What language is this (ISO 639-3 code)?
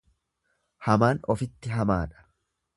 orm